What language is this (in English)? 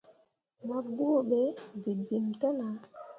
Mundang